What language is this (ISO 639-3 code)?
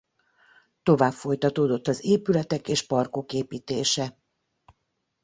hun